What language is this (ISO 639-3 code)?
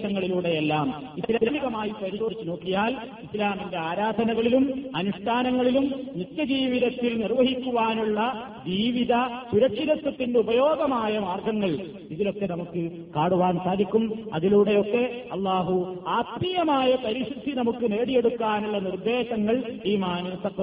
mal